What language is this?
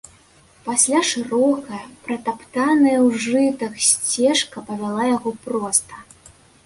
Belarusian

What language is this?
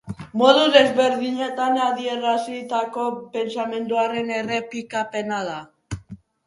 Basque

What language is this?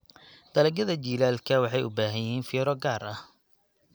Somali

